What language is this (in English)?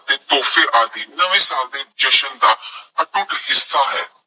Punjabi